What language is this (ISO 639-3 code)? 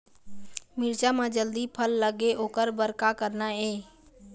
hne